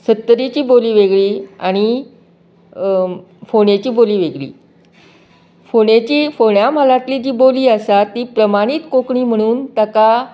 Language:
Konkani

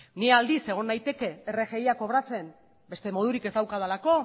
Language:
Basque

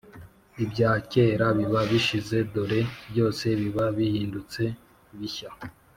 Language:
Kinyarwanda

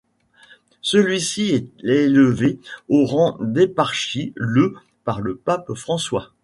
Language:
French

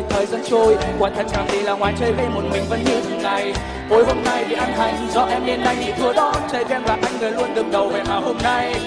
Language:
Vietnamese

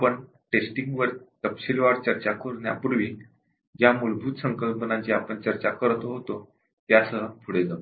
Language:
Marathi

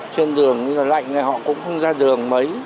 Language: Vietnamese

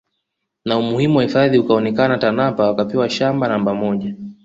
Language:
Swahili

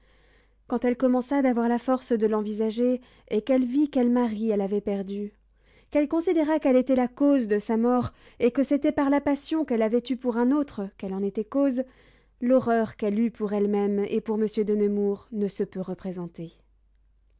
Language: French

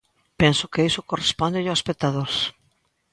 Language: Galician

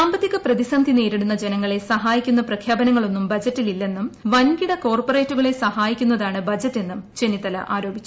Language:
Malayalam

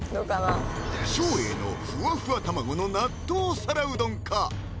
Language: Japanese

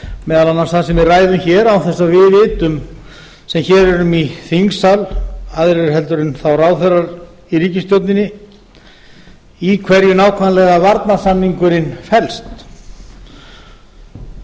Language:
Icelandic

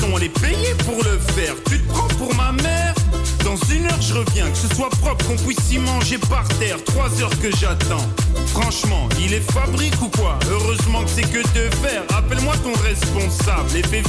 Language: Dutch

